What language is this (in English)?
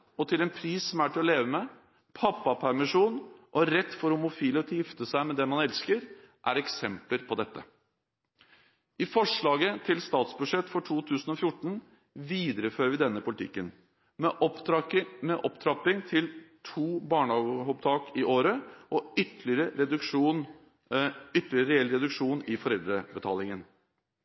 Norwegian Bokmål